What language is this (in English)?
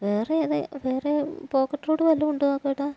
Malayalam